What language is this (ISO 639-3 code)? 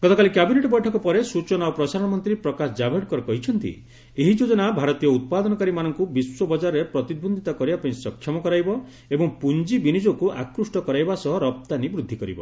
ori